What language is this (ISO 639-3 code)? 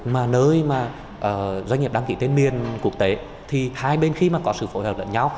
vie